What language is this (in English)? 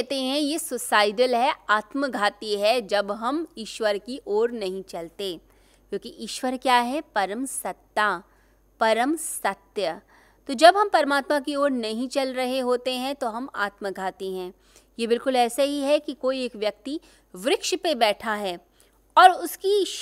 Hindi